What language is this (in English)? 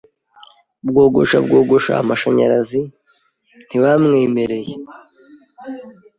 Kinyarwanda